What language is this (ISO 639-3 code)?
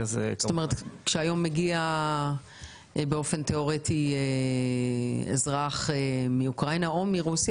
heb